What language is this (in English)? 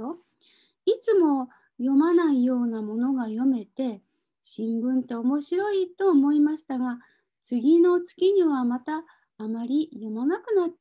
Japanese